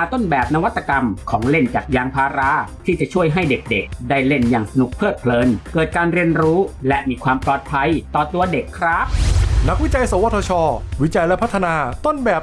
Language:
Thai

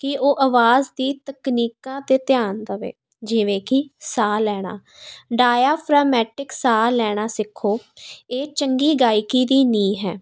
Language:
Punjabi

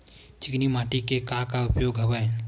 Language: Chhattisgarhi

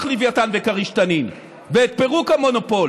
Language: Hebrew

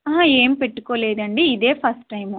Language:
Telugu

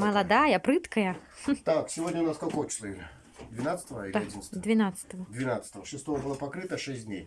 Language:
Russian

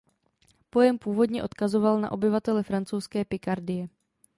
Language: Czech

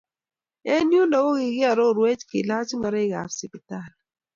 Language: Kalenjin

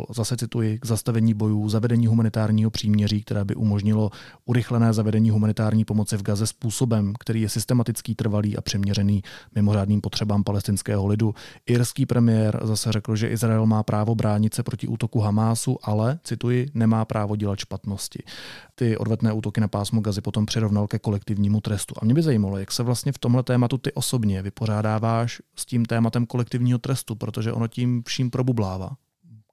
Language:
Czech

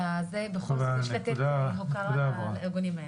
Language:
Hebrew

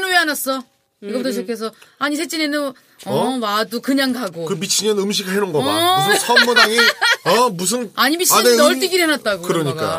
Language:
Korean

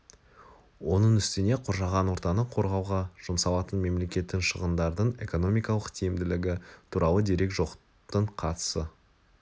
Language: Kazakh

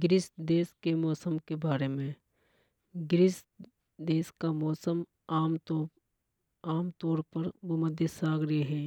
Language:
Hadothi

